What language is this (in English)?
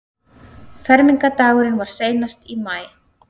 Icelandic